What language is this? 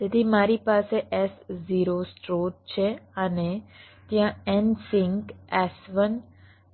Gujarati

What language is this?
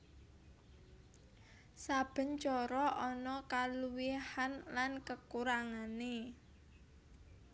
Javanese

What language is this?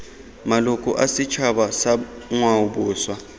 Tswana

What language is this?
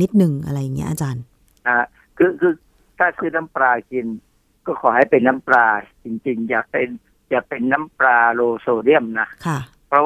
Thai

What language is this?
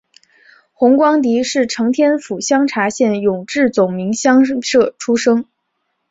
Chinese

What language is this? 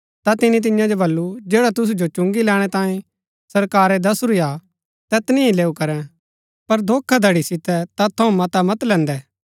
Gaddi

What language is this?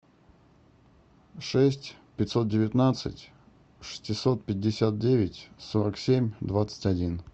Russian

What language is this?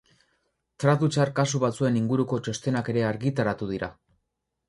Basque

